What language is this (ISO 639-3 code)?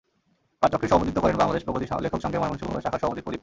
ben